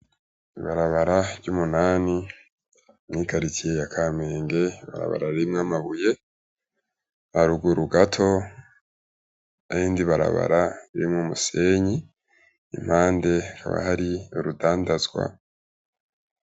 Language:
Rundi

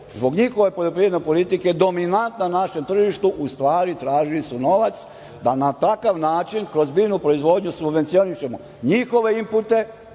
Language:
Serbian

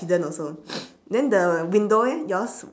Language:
English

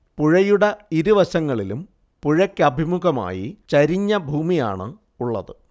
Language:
Malayalam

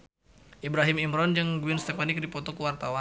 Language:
Sundanese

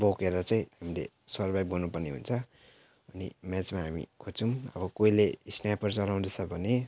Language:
Nepali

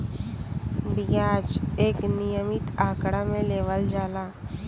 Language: Bhojpuri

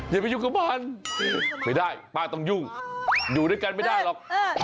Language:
Thai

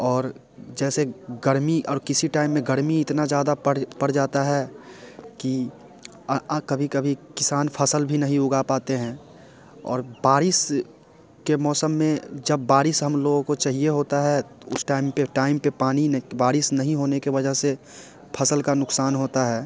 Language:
Hindi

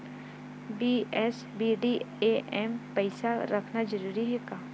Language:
Chhattisgarhi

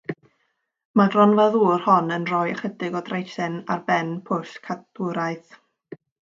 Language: Welsh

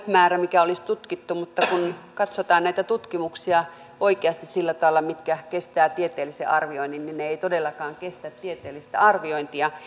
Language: Finnish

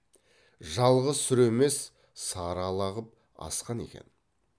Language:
Kazakh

